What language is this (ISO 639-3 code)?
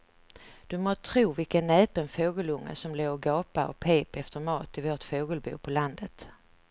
swe